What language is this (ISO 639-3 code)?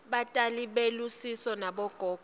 ssw